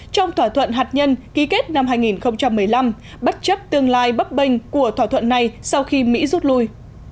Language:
Vietnamese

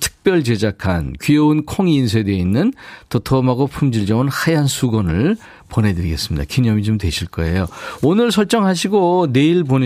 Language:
Korean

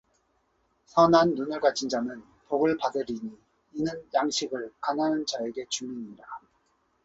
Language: Korean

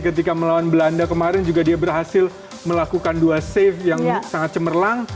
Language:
Indonesian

